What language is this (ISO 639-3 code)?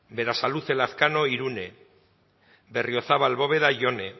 eus